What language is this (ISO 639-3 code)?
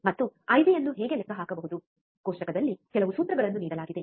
kan